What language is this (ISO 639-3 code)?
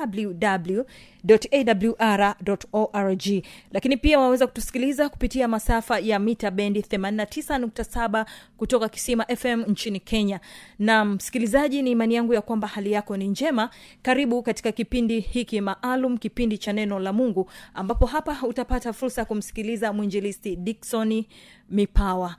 swa